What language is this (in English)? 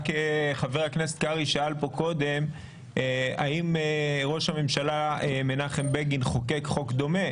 Hebrew